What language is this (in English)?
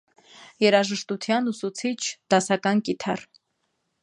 Armenian